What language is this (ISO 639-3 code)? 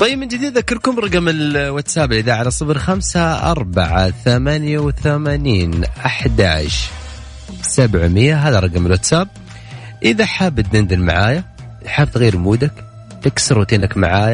ara